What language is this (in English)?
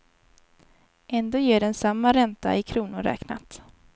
Swedish